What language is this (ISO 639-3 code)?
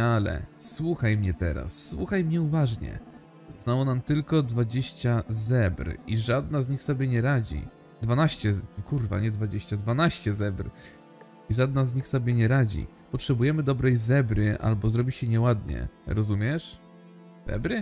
pol